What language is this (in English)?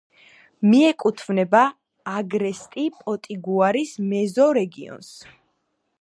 Georgian